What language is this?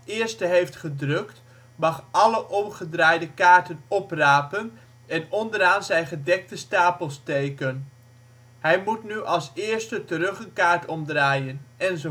Dutch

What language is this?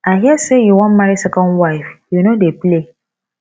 Nigerian Pidgin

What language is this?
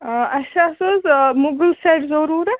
Kashmiri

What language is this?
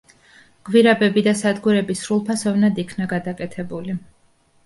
Georgian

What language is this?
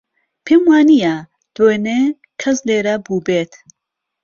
Central Kurdish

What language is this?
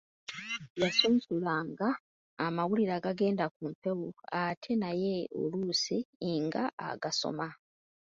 Ganda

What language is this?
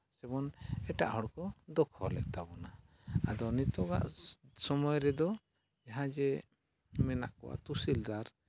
Santali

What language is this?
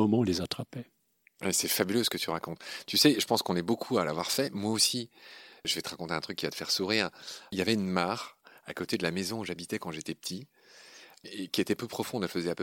French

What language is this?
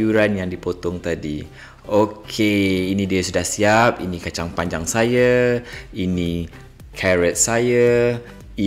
Malay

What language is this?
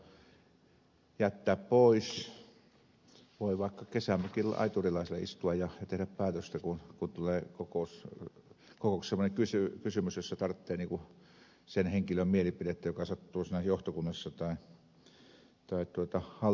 Finnish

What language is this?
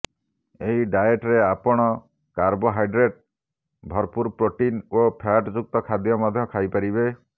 Odia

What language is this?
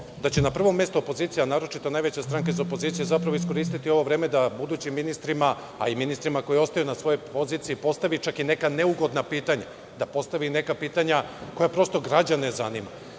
Serbian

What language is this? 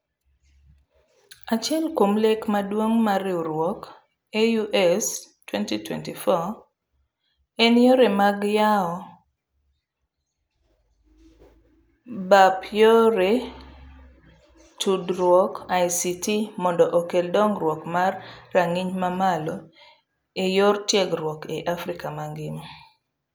Luo (Kenya and Tanzania)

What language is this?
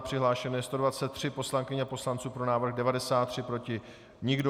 Czech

